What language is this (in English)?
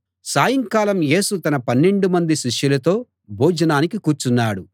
Telugu